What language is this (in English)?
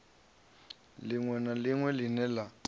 Venda